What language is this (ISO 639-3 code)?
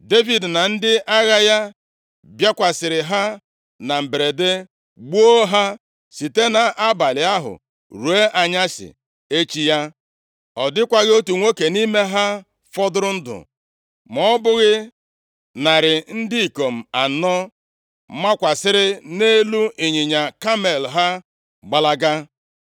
ibo